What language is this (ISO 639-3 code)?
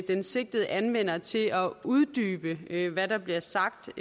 dan